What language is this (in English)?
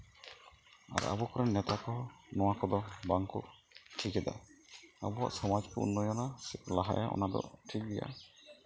Santali